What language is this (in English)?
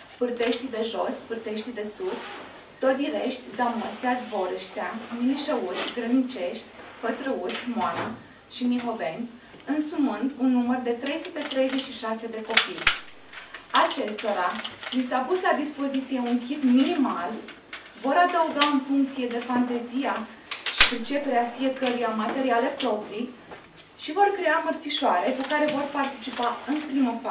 Romanian